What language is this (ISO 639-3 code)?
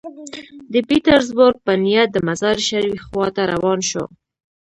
pus